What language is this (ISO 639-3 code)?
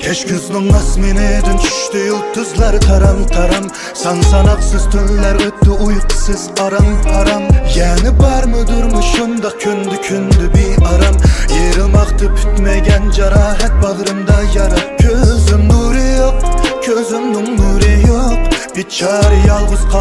vie